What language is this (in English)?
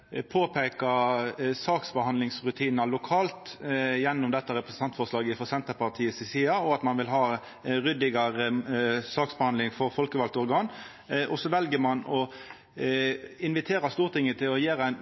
Norwegian Nynorsk